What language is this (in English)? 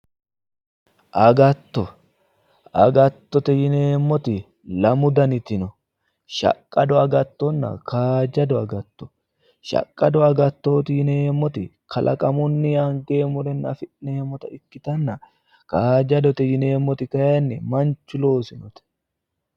Sidamo